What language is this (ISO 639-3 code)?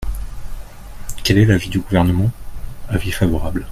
fra